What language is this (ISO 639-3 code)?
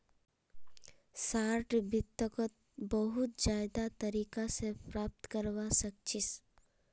mag